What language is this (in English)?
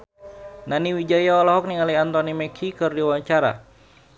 Sundanese